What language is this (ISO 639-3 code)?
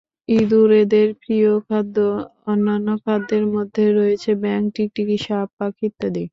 ben